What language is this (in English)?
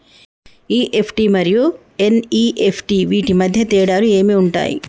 Telugu